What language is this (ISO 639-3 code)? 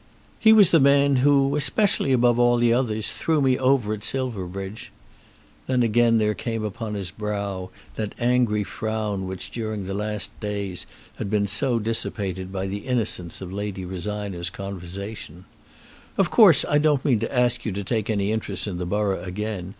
eng